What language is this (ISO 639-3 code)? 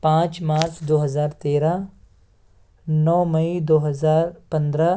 urd